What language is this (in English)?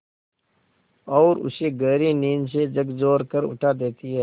Hindi